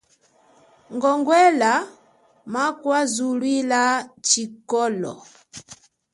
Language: Chokwe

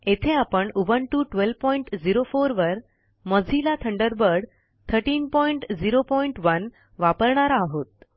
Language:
Marathi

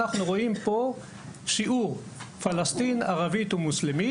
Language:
Hebrew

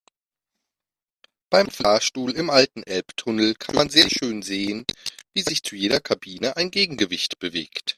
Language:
German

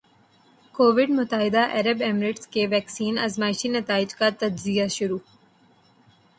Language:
Urdu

